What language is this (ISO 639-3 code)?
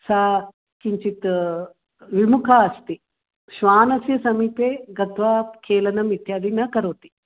san